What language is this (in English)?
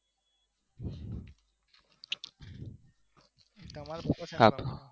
Gujarati